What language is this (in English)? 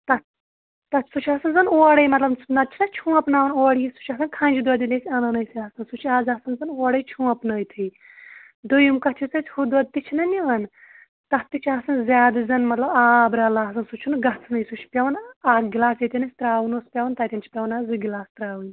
Kashmiri